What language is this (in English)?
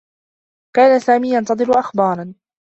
Arabic